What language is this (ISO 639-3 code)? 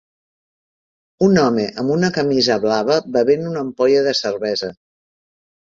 cat